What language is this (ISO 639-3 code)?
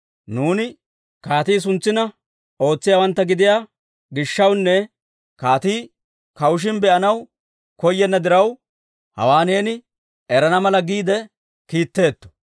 dwr